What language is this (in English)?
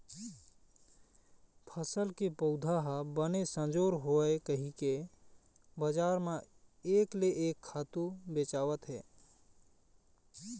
Chhattisgarhi